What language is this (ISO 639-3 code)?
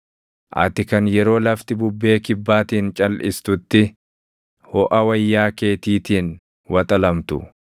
orm